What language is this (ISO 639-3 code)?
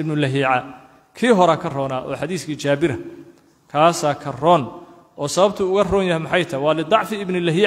ara